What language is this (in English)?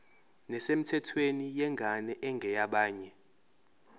Zulu